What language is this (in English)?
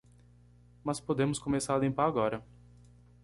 Portuguese